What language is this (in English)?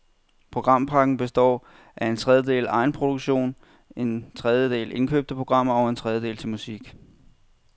Danish